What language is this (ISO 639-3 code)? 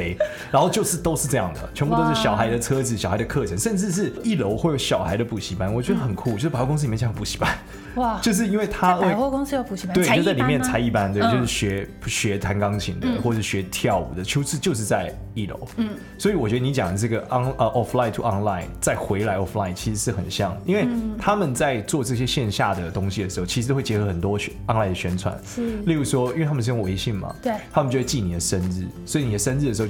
zho